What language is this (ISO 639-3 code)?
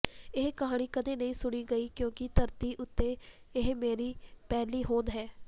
pan